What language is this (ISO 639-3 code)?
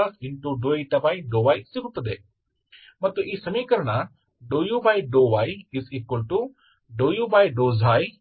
kan